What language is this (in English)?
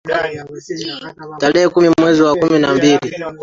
Swahili